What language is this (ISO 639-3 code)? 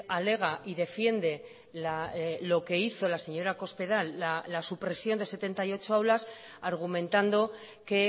spa